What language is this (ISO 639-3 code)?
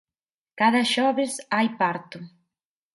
glg